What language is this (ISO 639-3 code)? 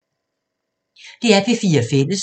dan